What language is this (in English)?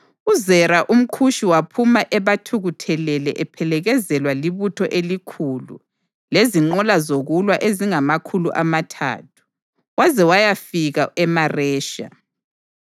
North Ndebele